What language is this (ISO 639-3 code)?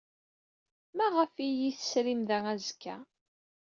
kab